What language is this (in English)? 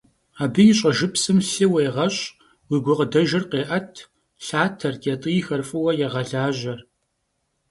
Kabardian